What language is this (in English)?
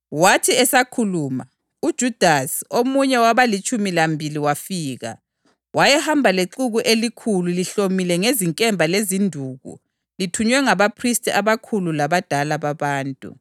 North Ndebele